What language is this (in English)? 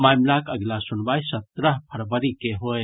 Maithili